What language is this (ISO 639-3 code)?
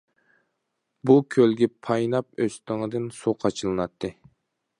uig